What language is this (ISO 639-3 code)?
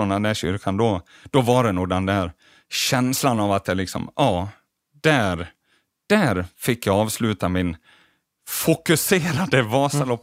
swe